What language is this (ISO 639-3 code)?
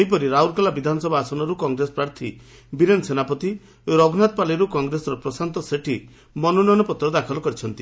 ori